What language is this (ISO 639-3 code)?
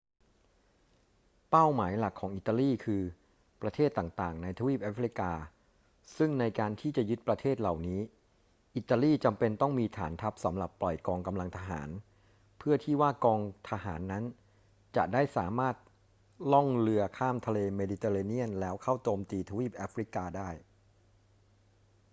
tha